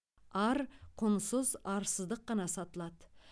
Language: Kazakh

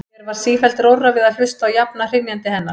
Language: Icelandic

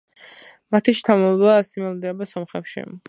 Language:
Georgian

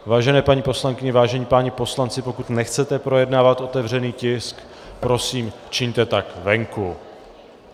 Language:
Czech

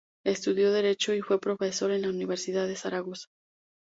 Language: Spanish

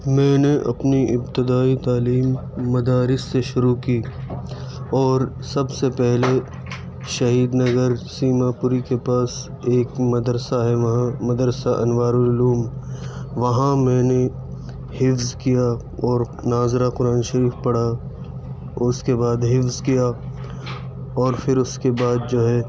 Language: Urdu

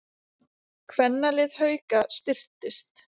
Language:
Icelandic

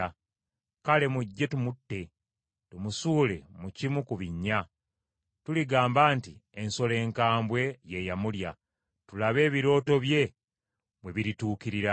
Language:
Ganda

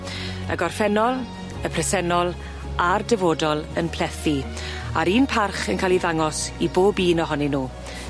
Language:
Welsh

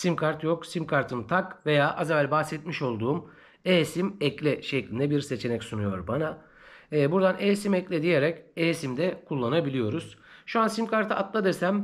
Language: Turkish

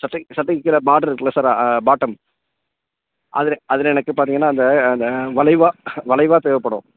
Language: Tamil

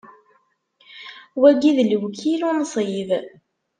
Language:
Kabyle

